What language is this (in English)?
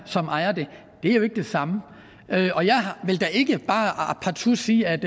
Danish